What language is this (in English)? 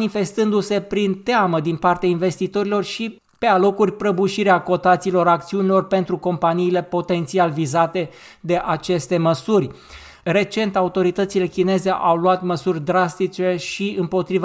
Romanian